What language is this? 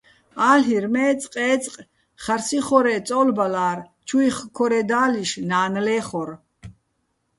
Bats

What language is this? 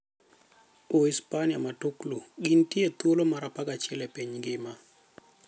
Luo (Kenya and Tanzania)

